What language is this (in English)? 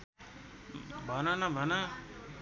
Nepali